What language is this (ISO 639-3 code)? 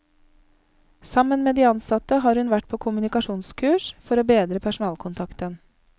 nor